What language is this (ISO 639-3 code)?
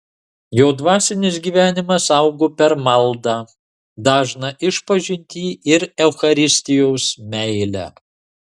lit